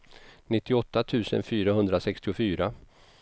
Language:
Swedish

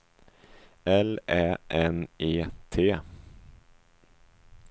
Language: Swedish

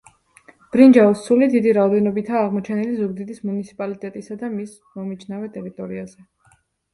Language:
Georgian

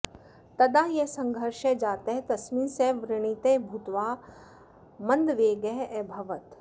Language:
Sanskrit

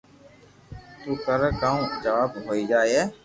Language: Loarki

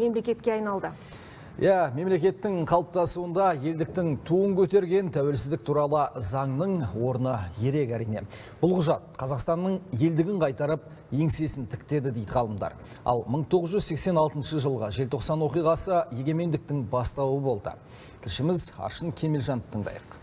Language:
Turkish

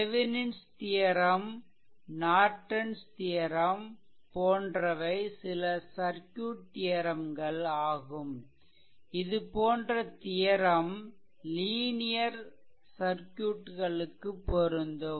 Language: Tamil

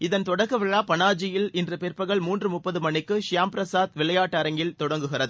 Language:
Tamil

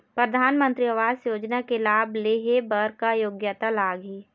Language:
Chhattisgarhi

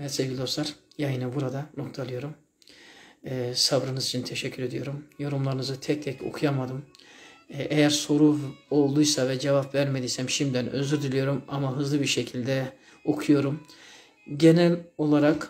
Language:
Turkish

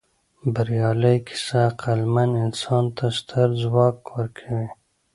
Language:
Pashto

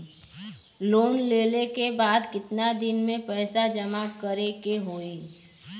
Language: Bhojpuri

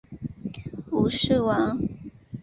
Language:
Chinese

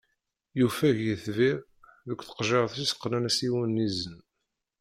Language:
Kabyle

